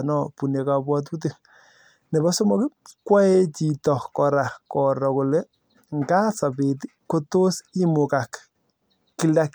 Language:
Kalenjin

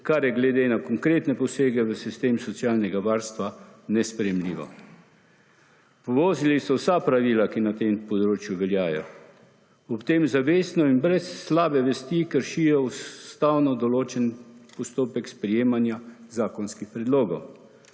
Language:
Slovenian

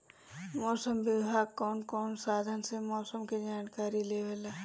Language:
Bhojpuri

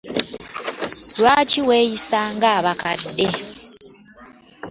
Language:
Ganda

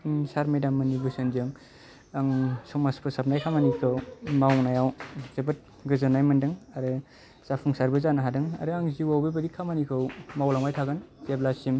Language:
Bodo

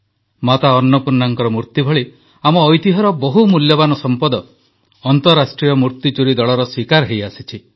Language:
Odia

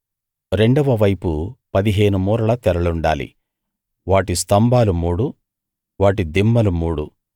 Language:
Telugu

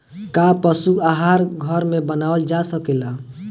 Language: Bhojpuri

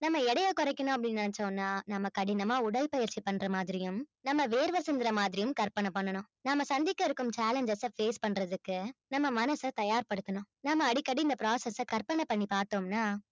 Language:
Tamil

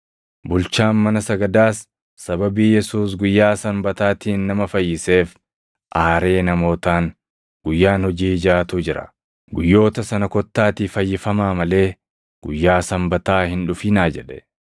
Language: Oromo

